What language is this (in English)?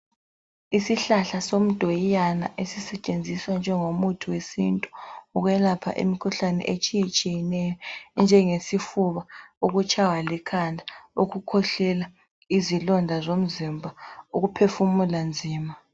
North Ndebele